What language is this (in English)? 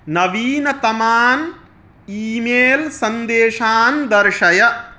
Sanskrit